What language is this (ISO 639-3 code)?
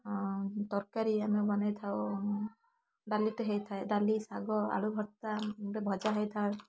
ori